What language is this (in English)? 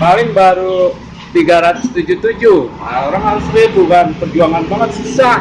Indonesian